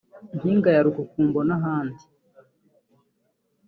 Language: Kinyarwanda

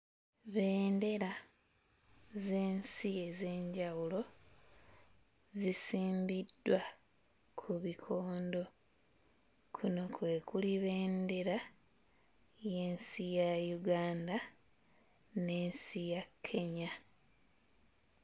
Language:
Ganda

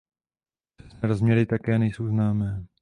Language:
Czech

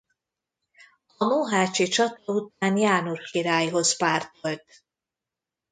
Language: Hungarian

